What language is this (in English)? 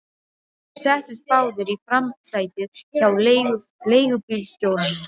Icelandic